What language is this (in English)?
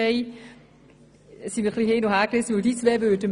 Swiss German